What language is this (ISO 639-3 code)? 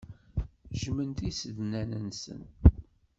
kab